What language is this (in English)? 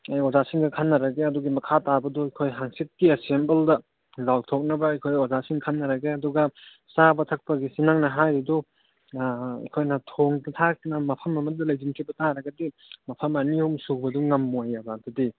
Manipuri